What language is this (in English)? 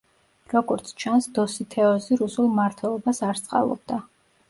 Georgian